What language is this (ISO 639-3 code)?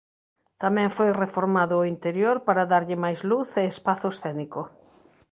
glg